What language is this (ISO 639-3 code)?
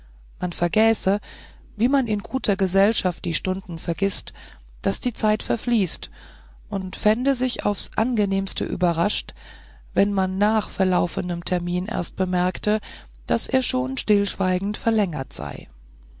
deu